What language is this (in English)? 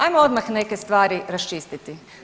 Croatian